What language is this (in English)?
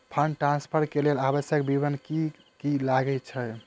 Maithili